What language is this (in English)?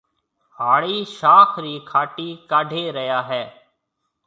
Marwari (Pakistan)